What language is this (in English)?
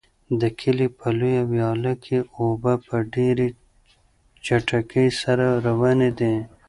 Pashto